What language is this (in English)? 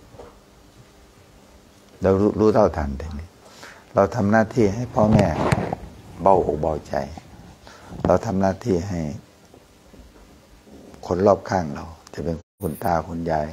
Thai